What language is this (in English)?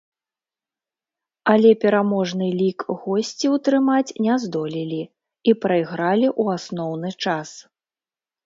Belarusian